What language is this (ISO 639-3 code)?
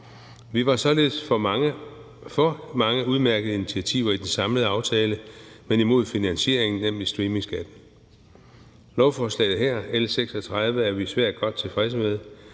dan